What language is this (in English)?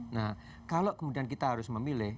Indonesian